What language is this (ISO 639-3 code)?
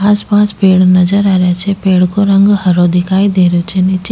raj